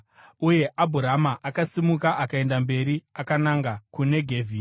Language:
Shona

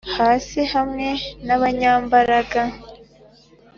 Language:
Kinyarwanda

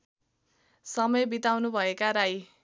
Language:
Nepali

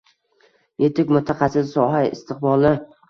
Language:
Uzbek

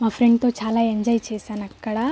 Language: Telugu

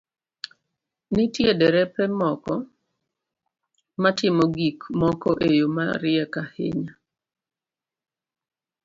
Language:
Luo (Kenya and Tanzania)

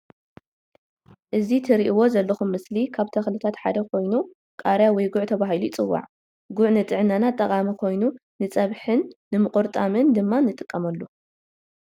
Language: Tigrinya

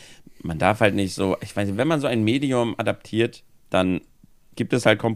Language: German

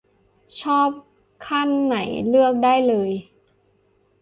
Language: Thai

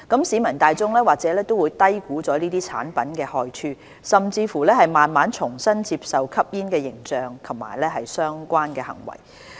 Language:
Cantonese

